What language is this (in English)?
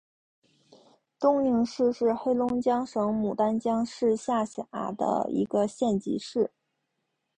Chinese